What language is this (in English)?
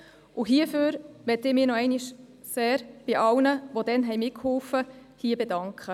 Swiss German